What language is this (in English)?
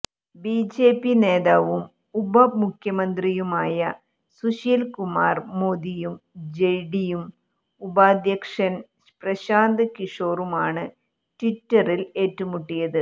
Malayalam